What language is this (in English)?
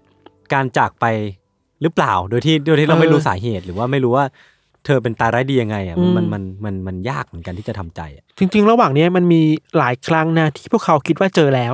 Thai